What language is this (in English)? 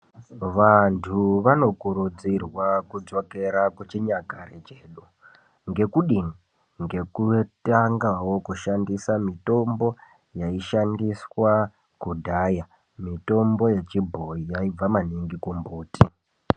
Ndau